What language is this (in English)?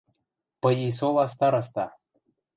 Western Mari